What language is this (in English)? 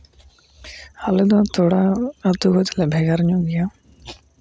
Santali